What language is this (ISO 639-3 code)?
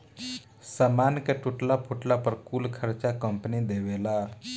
bho